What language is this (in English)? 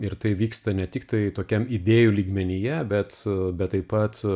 Lithuanian